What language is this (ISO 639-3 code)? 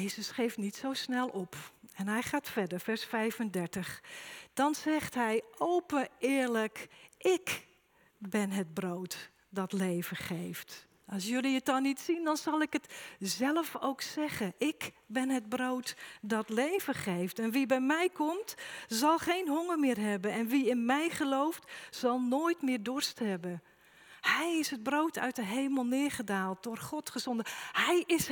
nld